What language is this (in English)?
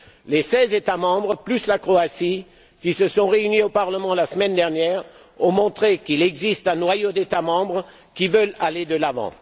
French